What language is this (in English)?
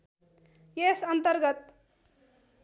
Nepali